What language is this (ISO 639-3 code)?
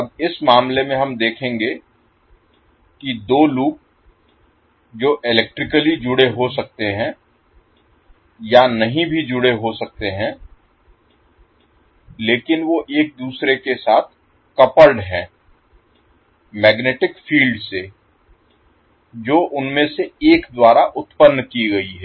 hin